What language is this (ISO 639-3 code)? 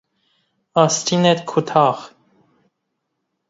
fas